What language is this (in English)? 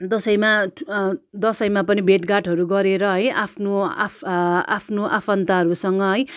Nepali